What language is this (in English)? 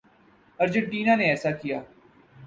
Urdu